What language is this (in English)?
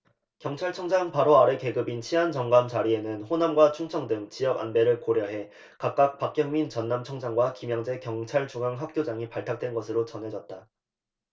Korean